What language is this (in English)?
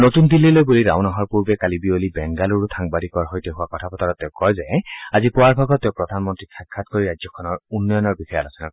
Assamese